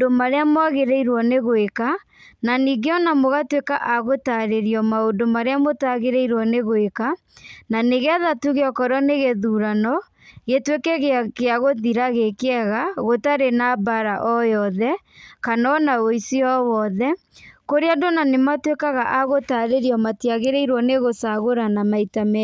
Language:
Kikuyu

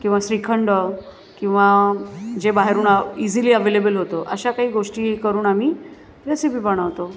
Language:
Marathi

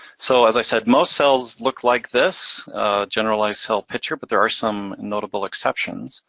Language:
English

